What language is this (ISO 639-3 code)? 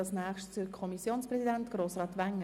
gsw